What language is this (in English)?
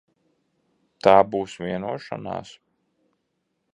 Latvian